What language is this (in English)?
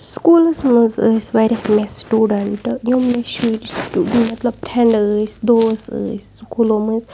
Kashmiri